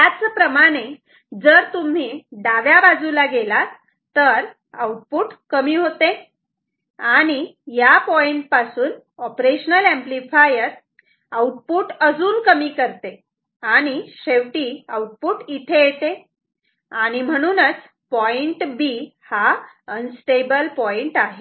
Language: Marathi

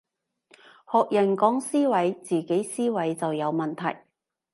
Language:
Cantonese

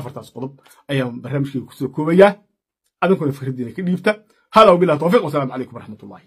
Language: Arabic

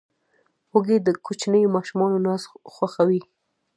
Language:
Pashto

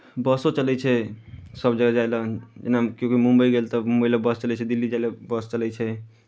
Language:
Maithili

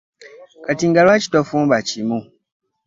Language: Ganda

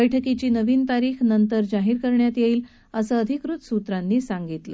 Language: Marathi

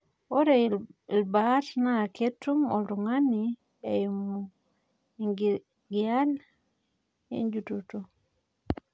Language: Masai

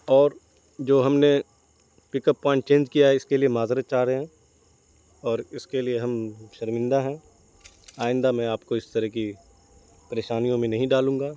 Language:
Urdu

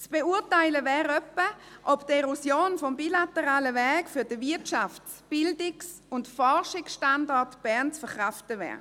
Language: Swiss German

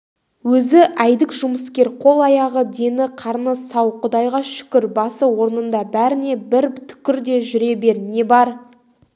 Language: Kazakh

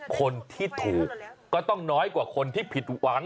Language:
Thai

